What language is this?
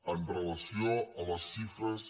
Catalan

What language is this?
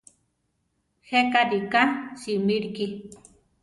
Central Tarahumara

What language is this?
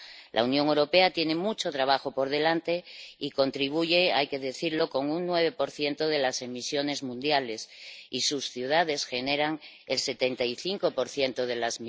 Spanish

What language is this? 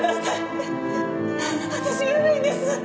Japanese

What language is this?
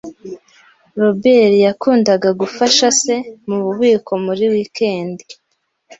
Kinyarwanda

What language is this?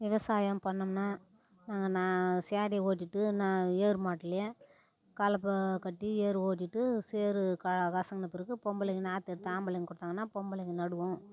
Tamil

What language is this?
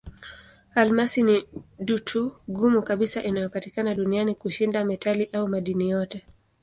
Swahili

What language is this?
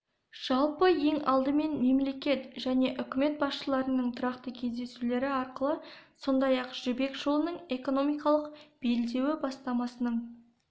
Kazakh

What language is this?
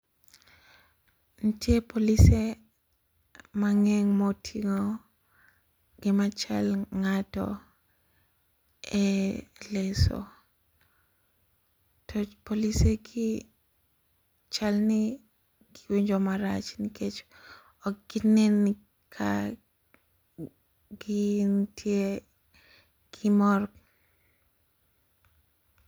Luo (Kenya and Tanzania)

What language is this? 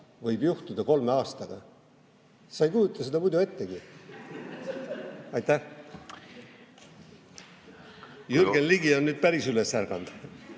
Estonian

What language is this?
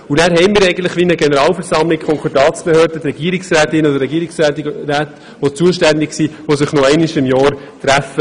Swiss German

